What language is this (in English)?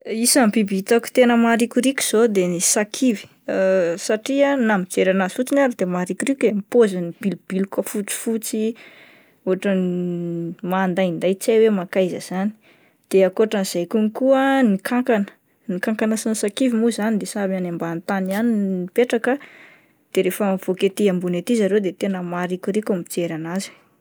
Malagasy